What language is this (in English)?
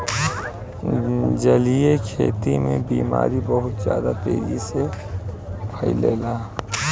Bhojpuri